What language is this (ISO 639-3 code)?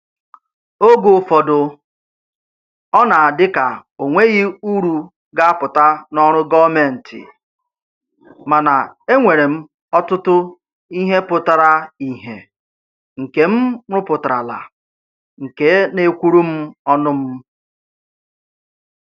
ibo